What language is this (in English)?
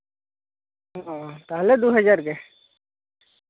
Santali